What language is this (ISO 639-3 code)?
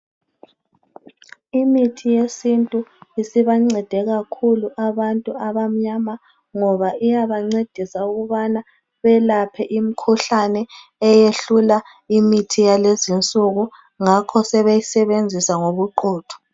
nde